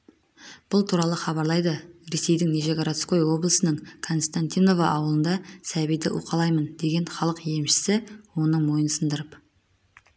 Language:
Kazakh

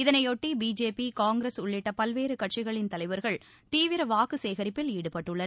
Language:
Tamil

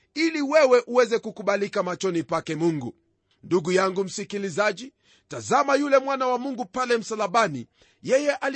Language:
Swahili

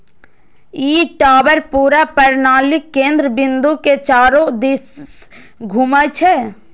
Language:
Maithili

